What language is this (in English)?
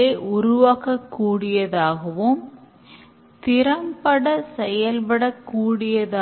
Tamil